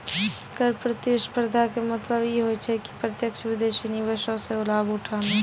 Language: Maithili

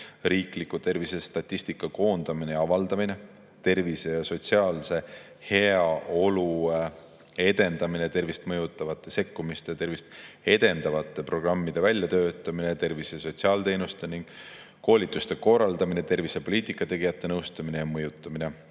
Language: Estonian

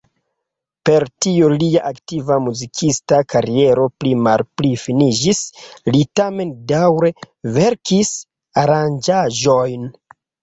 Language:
Esperanto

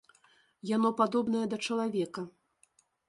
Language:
Belarusian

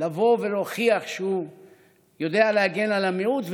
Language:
Hebrew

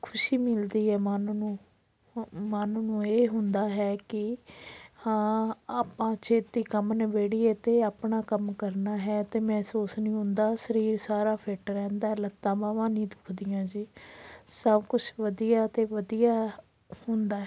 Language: Punjabi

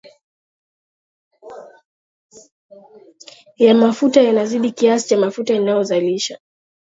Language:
Swahili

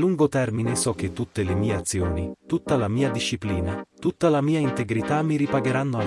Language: Italian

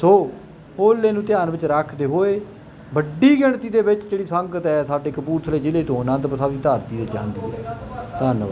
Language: Punjabi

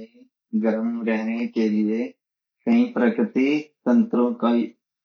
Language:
Garhwali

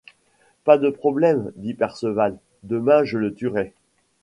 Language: French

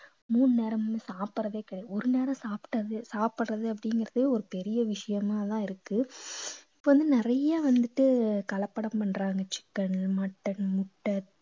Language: Tamil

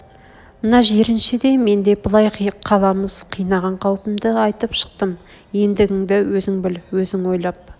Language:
Kazakh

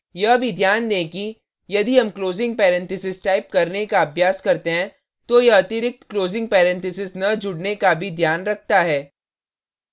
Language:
Hindi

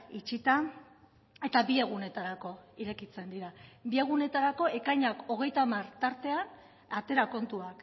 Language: Basque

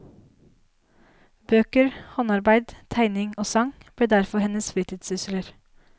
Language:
Norwegian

